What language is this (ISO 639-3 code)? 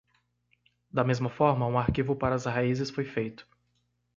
por